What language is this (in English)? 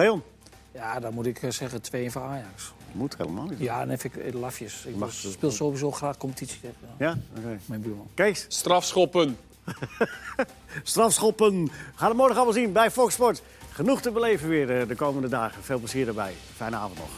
Dutch